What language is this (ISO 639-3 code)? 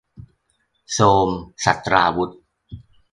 tha